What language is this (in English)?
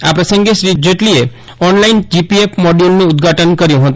Gujarati